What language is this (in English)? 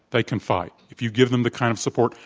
English